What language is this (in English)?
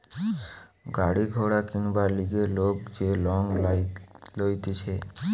Bangla